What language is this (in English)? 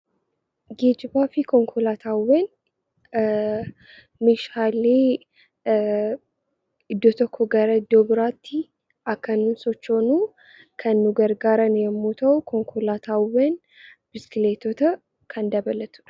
Oromo